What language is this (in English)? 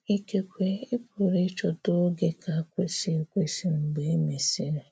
Igbo